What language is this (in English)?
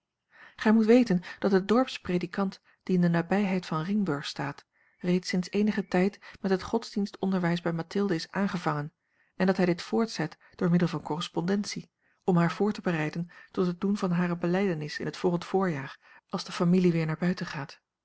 Dutch